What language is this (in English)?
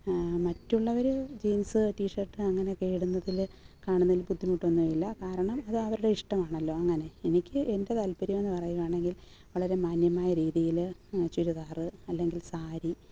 Malayalam